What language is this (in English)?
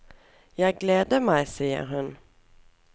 Norwegian